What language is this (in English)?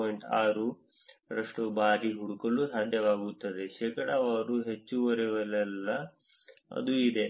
Kannada